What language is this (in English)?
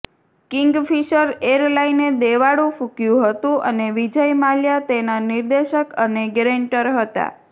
Gujarati